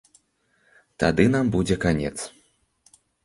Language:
Belarusian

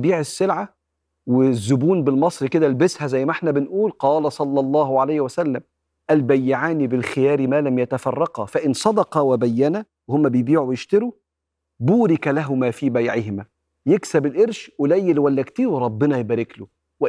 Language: Arabic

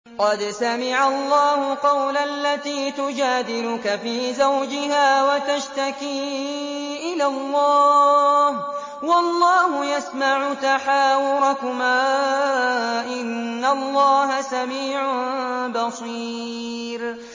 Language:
Arabic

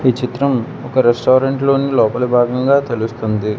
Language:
Telugu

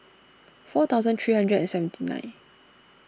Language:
English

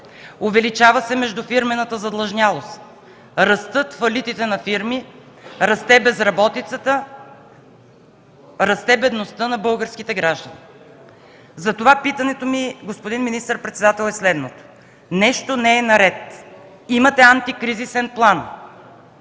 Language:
Bulgarian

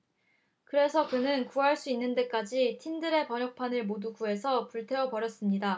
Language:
Korean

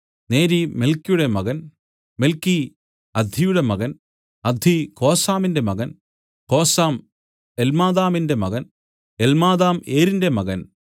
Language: Malayalam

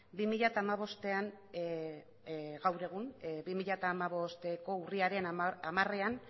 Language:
Basque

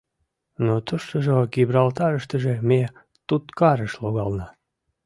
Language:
Mari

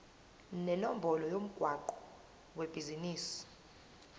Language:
Zulu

